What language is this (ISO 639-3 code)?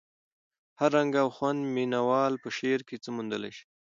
pus